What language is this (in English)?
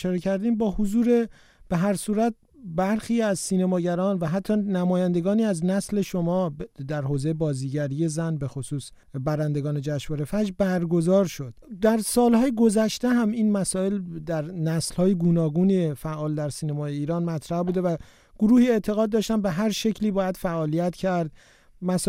Persian